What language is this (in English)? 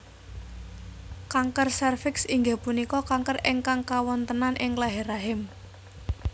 Javanese